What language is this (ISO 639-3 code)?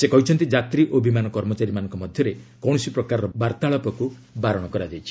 ori